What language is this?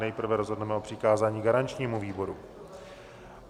Czech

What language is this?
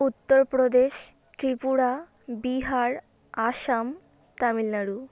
Bangla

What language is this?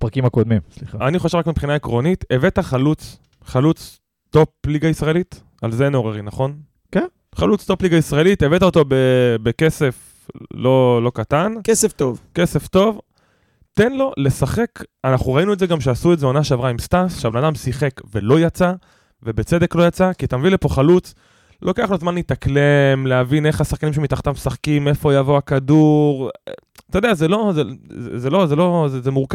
Hebrew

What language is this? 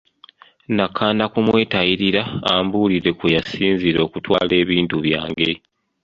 Ganda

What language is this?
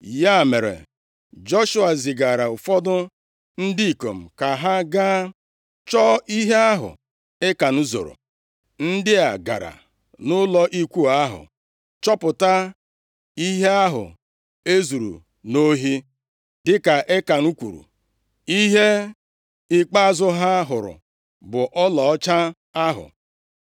Igbo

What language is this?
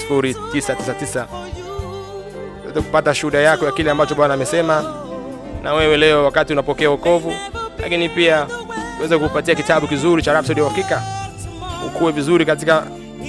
Swahili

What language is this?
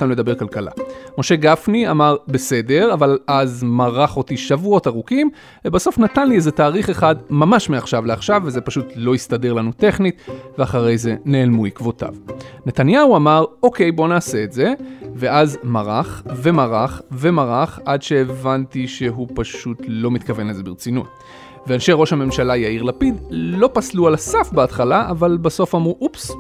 Hebrew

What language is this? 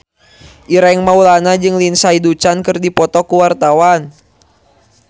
Sundanese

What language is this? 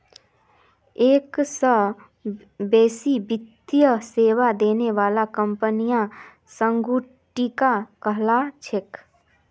Magahi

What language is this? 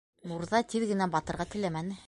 Bashkir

